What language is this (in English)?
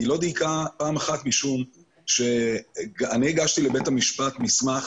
Hebrew